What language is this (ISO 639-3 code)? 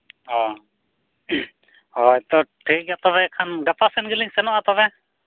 sat